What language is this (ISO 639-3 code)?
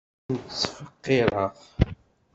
kab